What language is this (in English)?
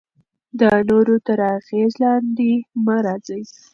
Pashto